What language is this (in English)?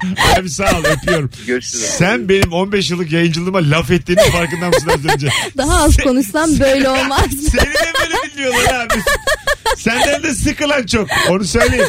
Turkish